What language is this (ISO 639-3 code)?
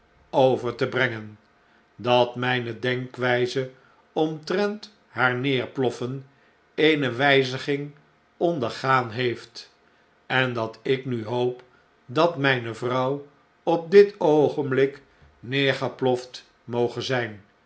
nld